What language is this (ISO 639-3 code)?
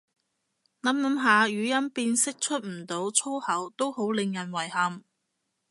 yue